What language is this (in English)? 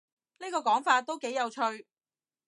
Cantonese